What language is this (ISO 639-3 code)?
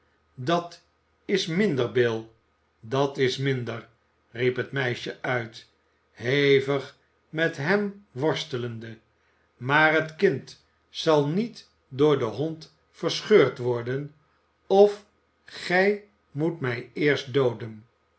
nld